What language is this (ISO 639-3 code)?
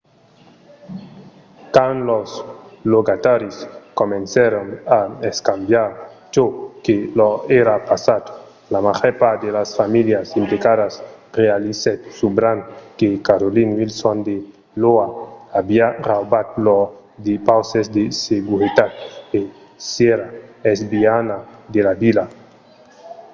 oci